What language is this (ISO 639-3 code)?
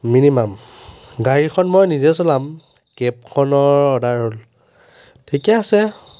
asm